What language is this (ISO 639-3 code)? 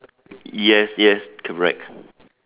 eng